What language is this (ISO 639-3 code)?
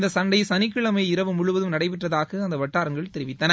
tam